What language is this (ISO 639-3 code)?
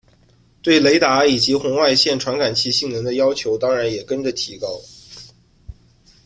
zho